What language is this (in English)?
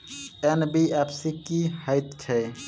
Maithili